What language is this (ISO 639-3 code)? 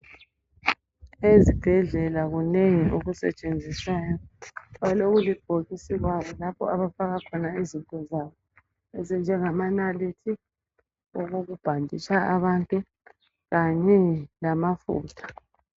nde